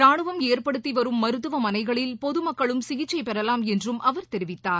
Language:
Tamil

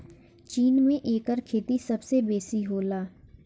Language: Bhojpuri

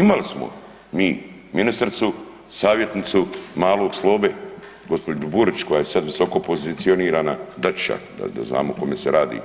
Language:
Croatian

